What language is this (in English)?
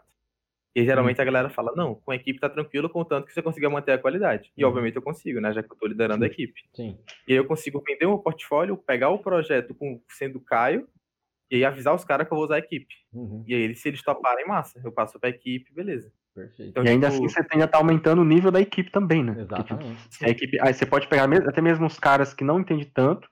Portuguese